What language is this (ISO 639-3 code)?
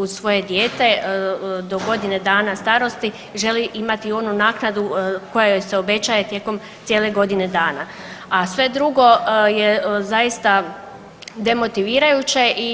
hrv